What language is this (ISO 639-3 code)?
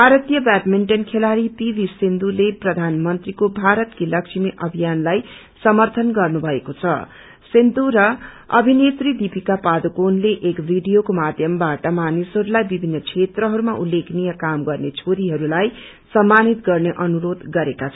nep